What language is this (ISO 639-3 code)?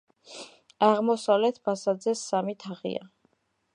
kat